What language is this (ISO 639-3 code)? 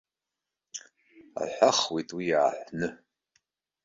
abk